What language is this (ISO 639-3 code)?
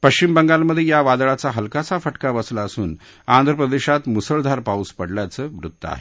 mar